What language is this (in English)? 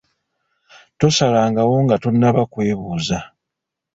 Ganda